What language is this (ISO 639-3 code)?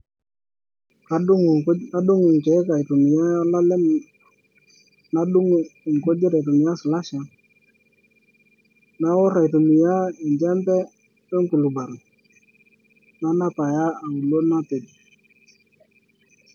mas